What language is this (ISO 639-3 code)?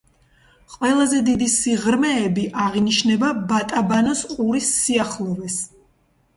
kat